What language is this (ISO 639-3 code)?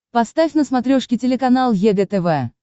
rus